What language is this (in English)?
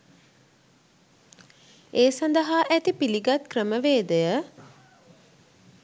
Sinhala